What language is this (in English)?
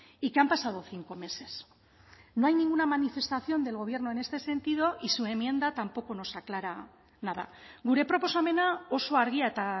Spanish